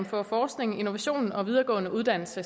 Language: Danish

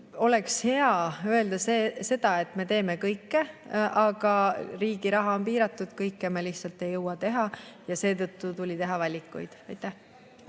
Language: Estonian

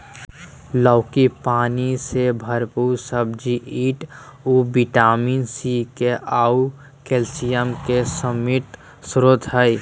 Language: Magahi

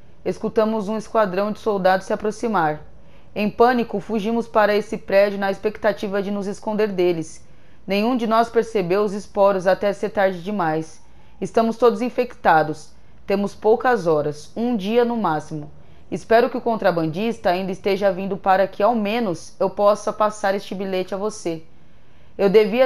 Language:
Portuguese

